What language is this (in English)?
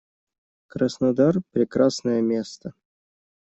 Russian